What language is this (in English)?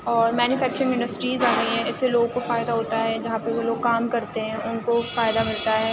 Urdu